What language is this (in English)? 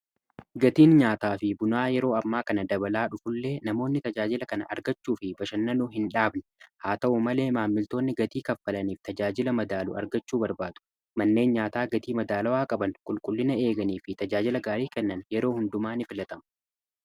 Oromo